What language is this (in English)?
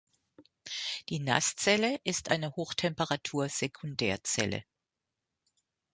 German